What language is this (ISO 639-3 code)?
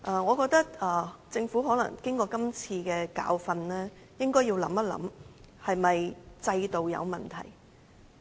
yue